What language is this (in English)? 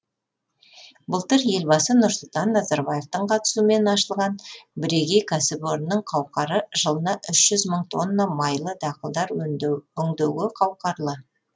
Kazakh